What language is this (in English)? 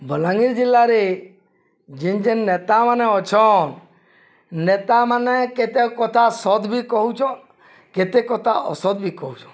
Odia